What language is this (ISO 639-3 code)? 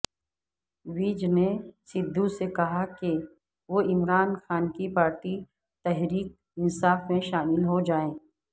urd